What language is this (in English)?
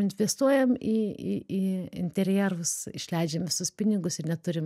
Lithuanian